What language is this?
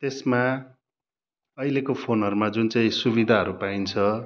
Nepali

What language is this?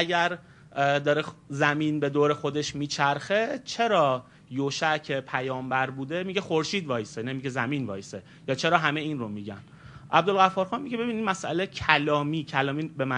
Persian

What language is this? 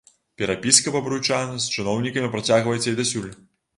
Belarusian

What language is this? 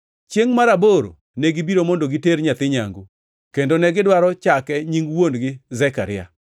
Luo (Kenya and Tanzania)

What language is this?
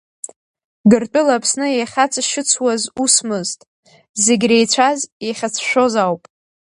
Abkhazian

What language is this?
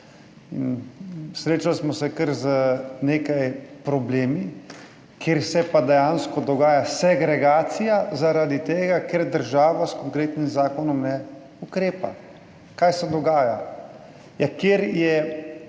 Slovenian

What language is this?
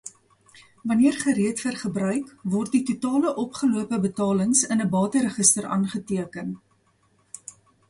Afrikaans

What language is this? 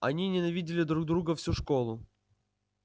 Russian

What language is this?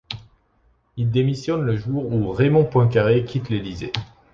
French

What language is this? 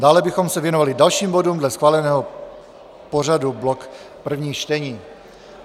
Czech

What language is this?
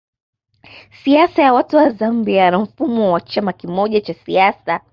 Swahili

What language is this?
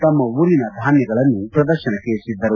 Kannada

